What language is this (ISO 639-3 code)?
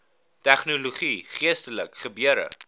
afr